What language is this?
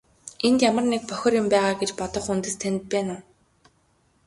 Mongolian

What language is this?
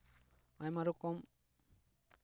Santali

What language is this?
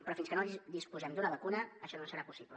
Catalan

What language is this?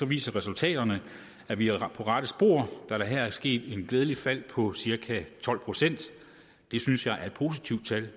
Danish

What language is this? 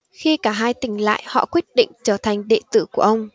Vietnamese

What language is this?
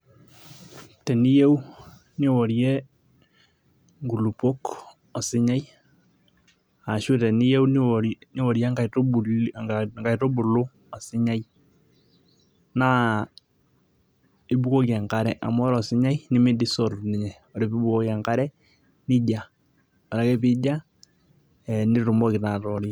Masai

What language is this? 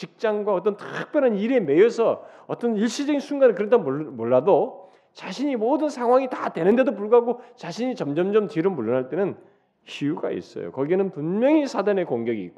Korean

